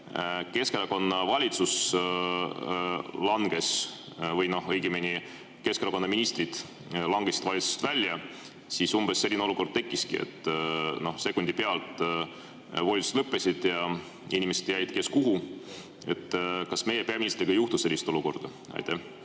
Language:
Estonian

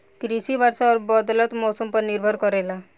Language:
Bhojpuri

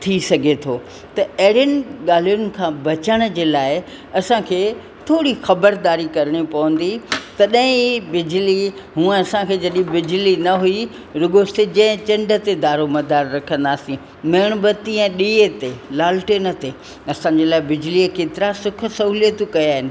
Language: Sindhi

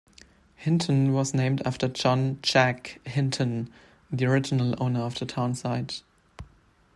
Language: English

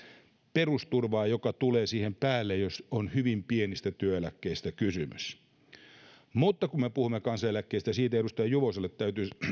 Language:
Finnish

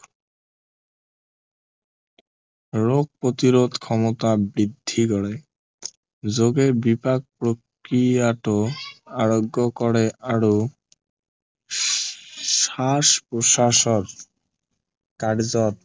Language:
Assamese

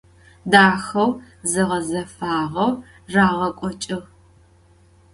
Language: Adyghe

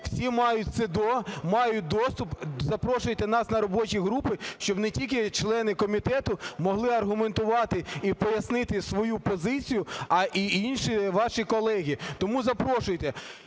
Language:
Ukrainian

